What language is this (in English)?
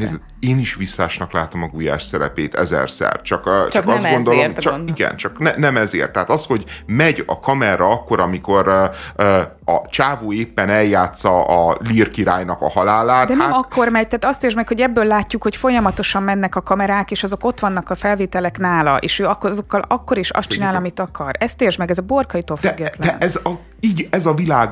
Hungarian